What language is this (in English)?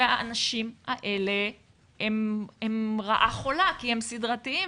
Hebrew